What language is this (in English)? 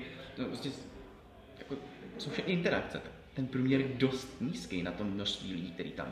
Czech